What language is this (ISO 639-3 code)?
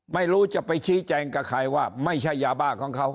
tha